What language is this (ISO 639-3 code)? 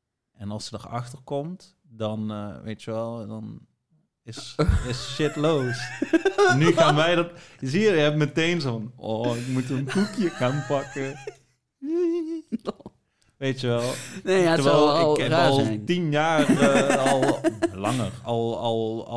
nld